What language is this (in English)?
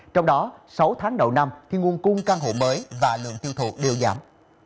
Vietnamese